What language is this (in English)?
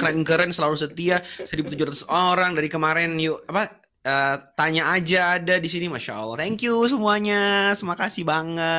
Indonesian